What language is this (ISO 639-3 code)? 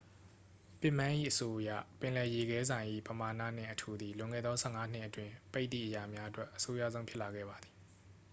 mya